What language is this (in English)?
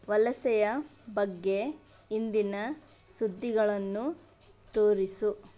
Kannada